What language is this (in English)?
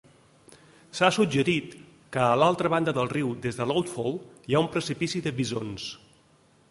Catalan